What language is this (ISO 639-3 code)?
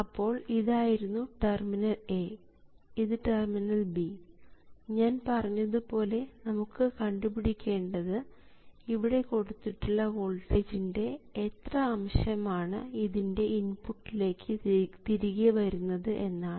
mal